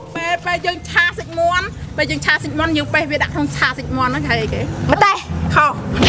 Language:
Thai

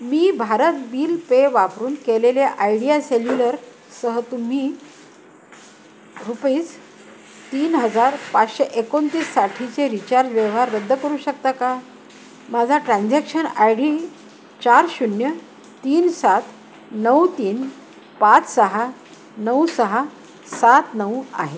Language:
Marathi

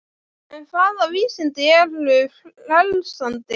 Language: Icelandic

